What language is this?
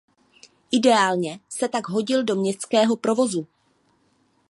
Czech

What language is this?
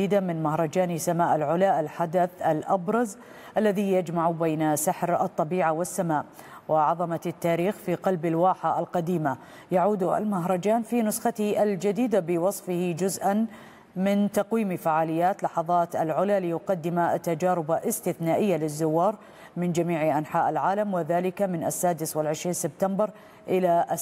Arabic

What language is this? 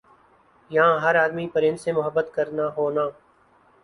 Urdu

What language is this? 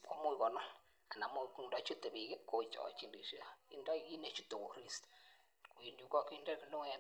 Kalenjin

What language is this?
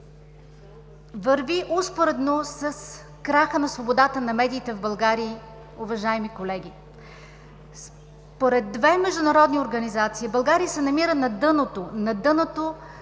Bulgarian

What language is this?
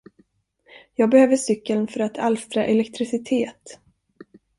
Swedish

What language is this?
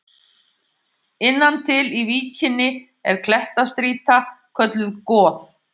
Icelandic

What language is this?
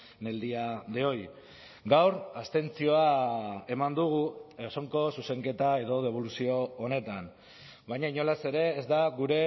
Basque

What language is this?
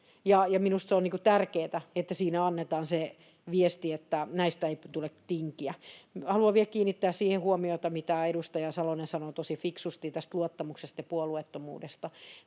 Finnish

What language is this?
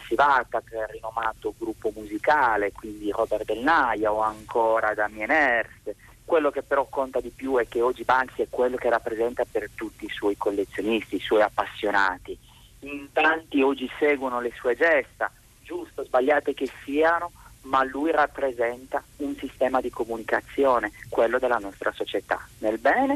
Italian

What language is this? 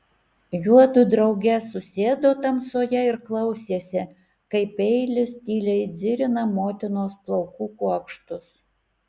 Lithuanian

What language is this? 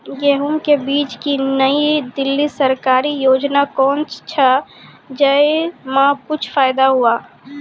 Maithili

